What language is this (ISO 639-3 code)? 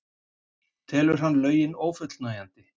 isl